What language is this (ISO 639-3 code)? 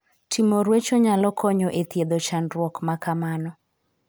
luo